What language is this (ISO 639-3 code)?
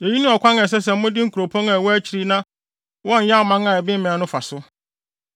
aka